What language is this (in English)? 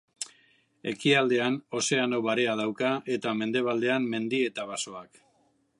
Basque